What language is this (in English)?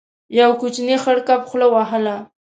Pashto